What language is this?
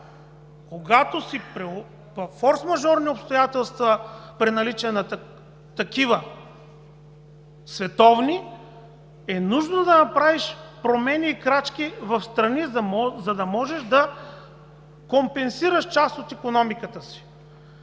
Bulgarian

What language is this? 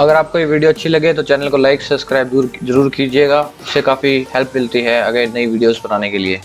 Hindi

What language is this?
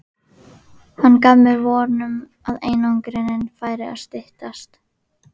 Icelandic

